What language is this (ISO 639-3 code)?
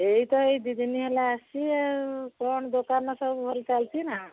ori